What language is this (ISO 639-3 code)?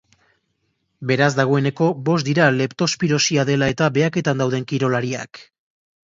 eus